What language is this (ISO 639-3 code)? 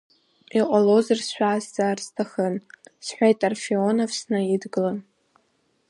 abk